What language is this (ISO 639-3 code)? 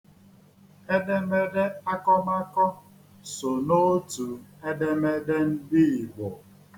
ibo